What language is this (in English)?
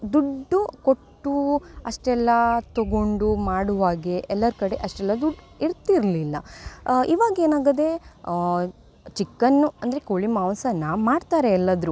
Kannada